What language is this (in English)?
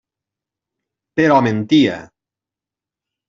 Catalan